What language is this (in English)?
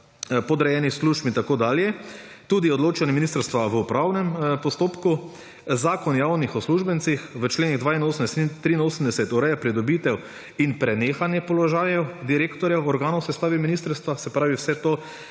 Slovenian